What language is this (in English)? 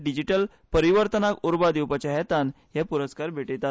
Konkani